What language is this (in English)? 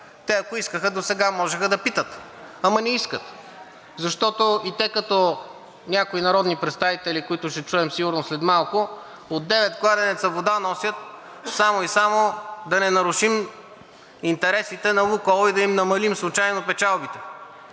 Bulgarian